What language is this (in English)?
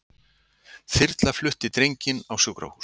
Icelandic